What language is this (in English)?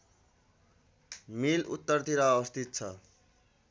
Nepali